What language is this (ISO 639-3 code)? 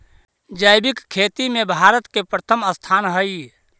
mag